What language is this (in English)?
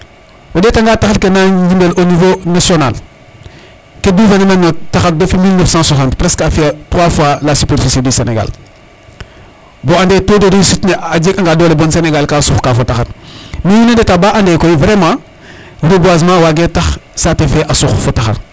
Serer